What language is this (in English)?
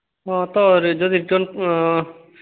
Odia